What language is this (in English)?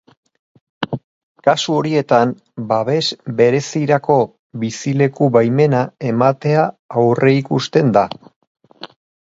Basque